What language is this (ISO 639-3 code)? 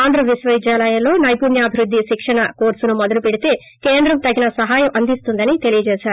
tel